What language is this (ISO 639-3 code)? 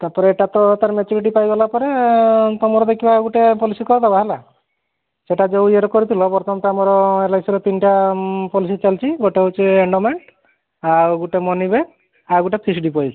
ori